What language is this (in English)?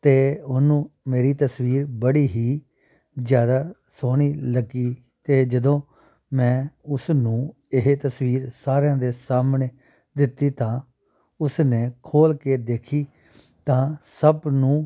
Punjabi